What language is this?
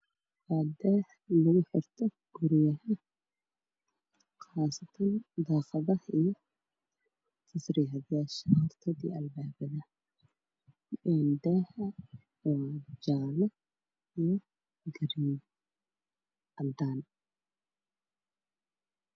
Somali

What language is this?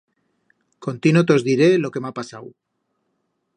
Aragonese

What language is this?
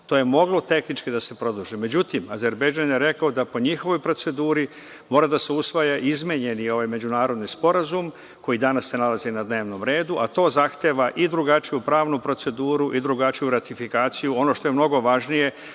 Serbian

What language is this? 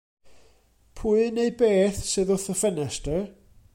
Welsh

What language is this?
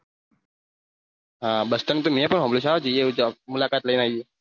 Gujarati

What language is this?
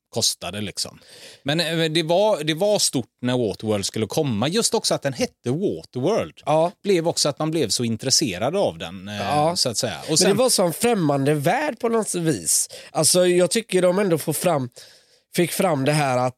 Swedish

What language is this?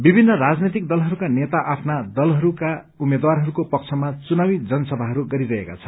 Nepali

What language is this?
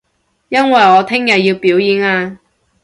Cantonese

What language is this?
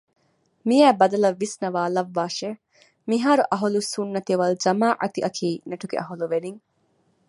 Divehi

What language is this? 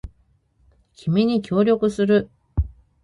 Japanese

